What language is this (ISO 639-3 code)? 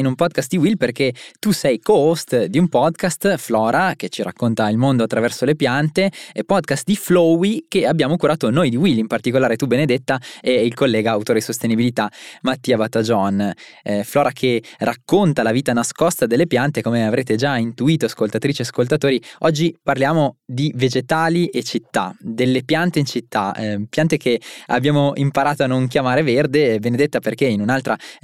ita